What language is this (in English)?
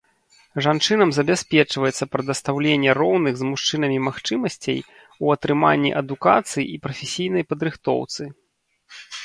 Belarusian